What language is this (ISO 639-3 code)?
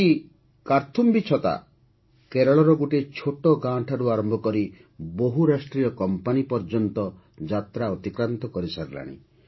ori